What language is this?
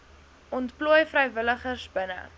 Afrikaans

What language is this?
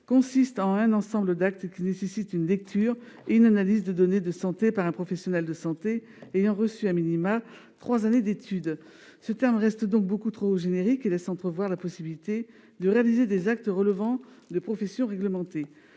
French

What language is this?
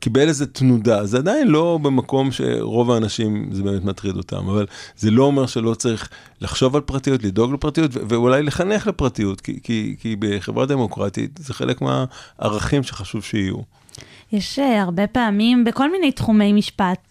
Hebrew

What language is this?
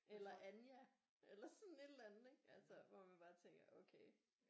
Danish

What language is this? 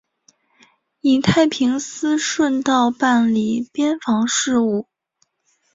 Chinese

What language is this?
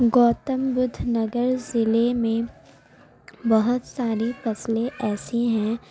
Urdu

